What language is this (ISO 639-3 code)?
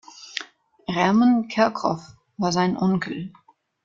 deu